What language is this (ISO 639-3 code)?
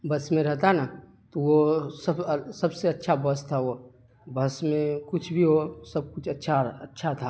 urd